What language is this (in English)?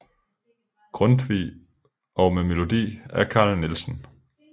Danish